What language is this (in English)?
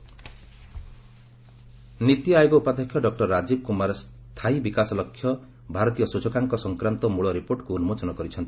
Odia